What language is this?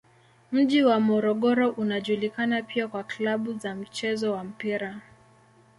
Swahili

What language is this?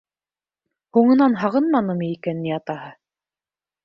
Bashkir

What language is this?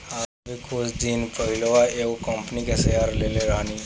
Bhojpuri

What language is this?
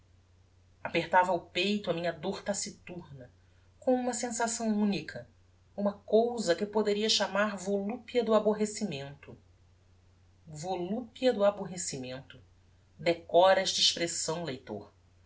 Portuguese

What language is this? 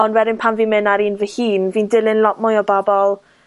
Welsh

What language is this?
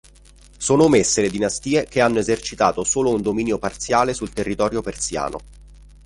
Italian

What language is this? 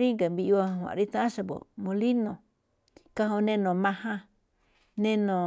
Malinaltepec Me'phaa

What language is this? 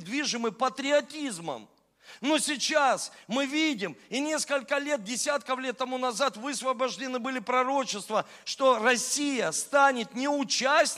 Russian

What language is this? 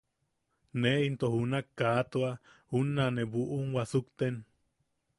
Yaqui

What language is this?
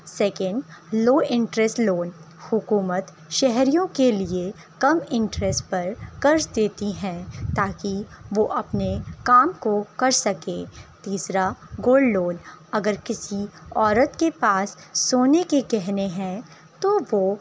Urdu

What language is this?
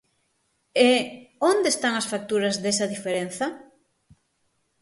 Galician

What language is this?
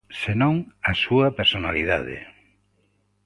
Galician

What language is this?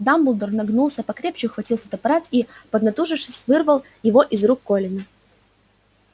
Russian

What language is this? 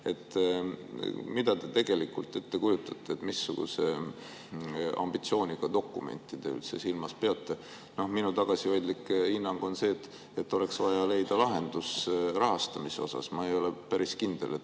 Estonian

